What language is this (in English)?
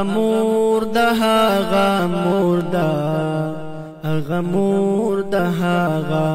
Arabic